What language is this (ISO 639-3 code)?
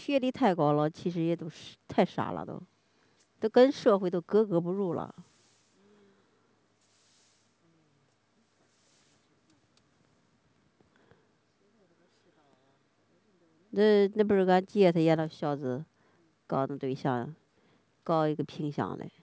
zho